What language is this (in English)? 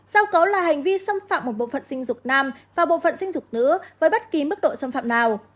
Vietnamese